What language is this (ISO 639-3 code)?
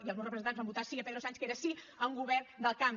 cat